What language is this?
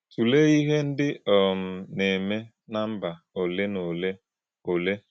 Igbo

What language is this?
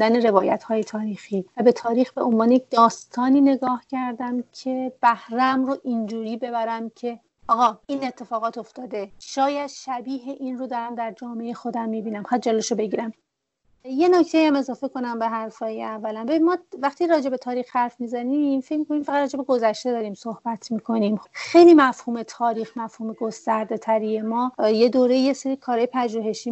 Persian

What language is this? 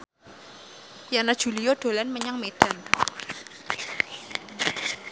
Javanese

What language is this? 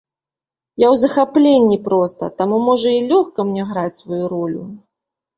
Belarusian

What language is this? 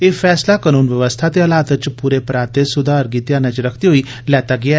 Dogri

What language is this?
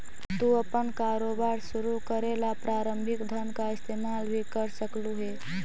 Magahi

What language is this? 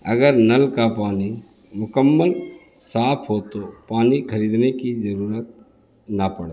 Urdu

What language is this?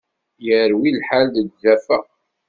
Kabyle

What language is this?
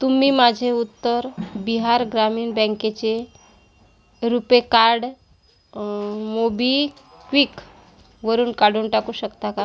Marathi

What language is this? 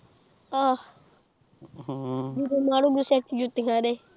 Punjabi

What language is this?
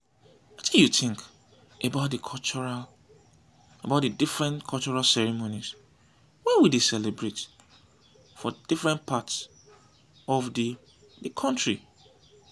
Nigerian Pidgin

